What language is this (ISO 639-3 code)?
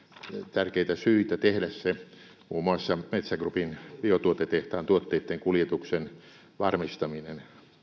fin